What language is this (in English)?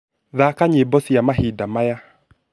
Kikuyu